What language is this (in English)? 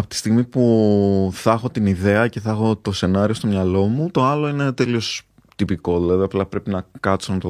Greek